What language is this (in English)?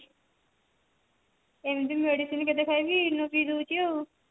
Odia